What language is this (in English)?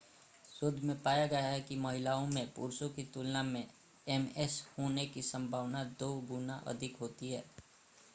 Hindi